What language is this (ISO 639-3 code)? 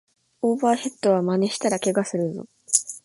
jpn